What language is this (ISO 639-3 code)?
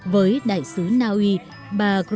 vie